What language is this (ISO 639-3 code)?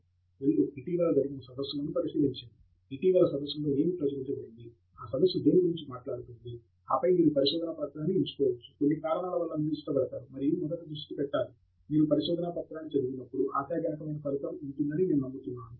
tel